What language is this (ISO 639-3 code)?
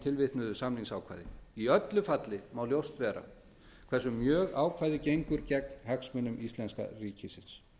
isl